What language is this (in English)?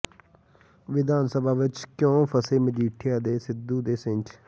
Punjabi